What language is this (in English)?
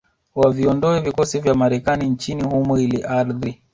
Swahili